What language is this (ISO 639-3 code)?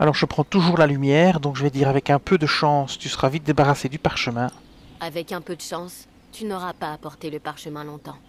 fra